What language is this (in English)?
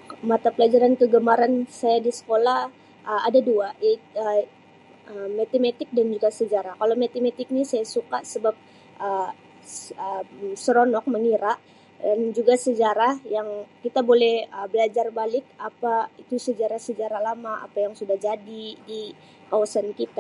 Sabah Malay